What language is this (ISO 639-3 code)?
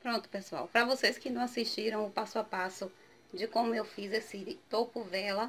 por